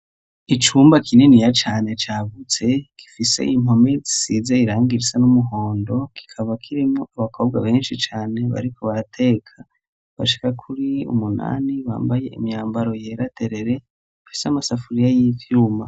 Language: Rundi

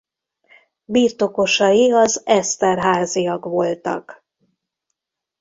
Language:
Hungarian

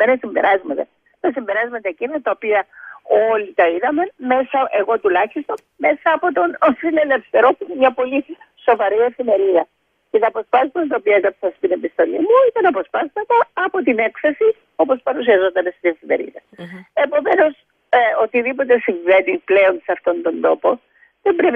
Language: Greek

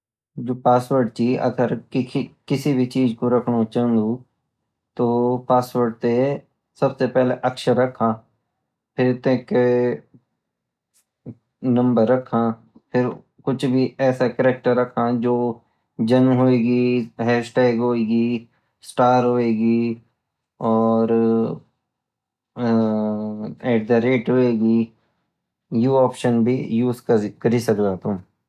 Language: Garhwali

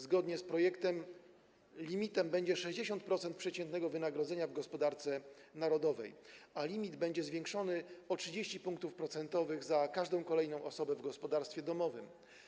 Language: Polish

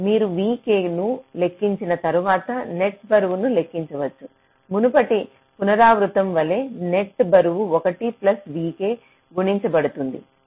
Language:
Telugu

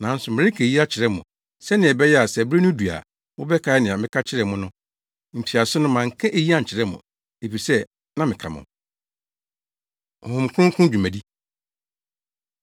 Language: Akan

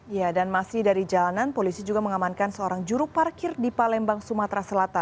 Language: Indonesian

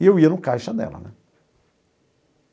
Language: Portuguese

